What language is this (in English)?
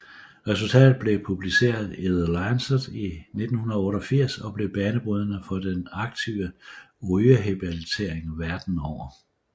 Danish